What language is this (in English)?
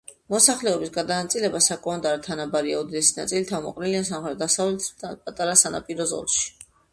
Georgian